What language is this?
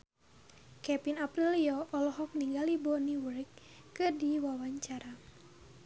Sundanese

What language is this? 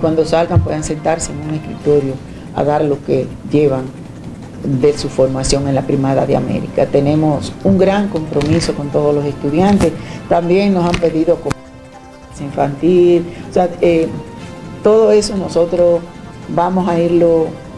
Spanish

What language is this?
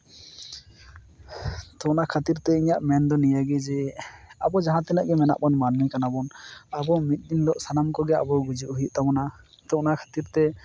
Santali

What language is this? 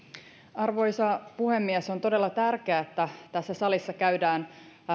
Finnish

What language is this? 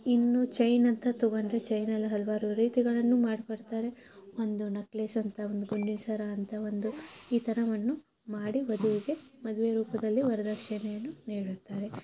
Kannada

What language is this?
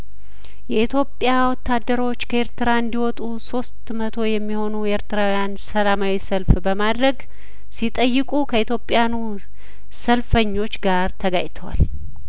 Amharic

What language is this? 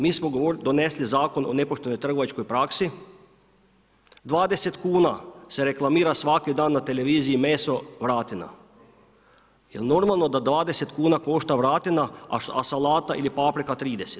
Croatian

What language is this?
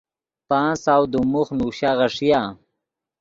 Yidgha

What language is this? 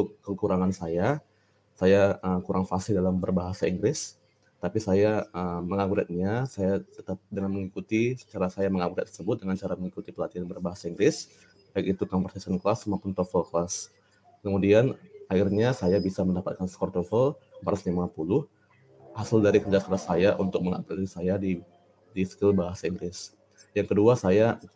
Indonesian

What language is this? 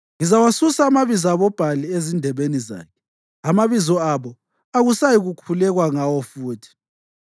North Ndebele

